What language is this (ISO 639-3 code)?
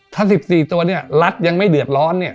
tha